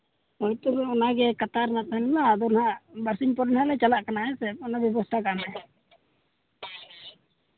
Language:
Santali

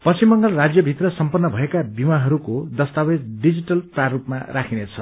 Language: Nepali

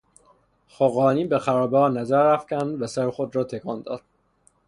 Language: Persian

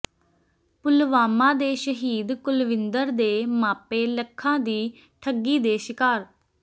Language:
Punjabi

